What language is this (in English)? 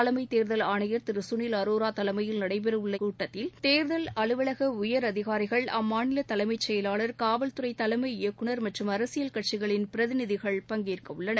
Tamil